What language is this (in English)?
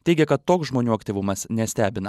Lithuanian